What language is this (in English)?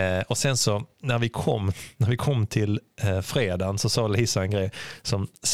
Swedish